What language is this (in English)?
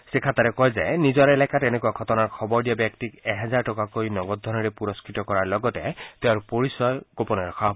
Assamese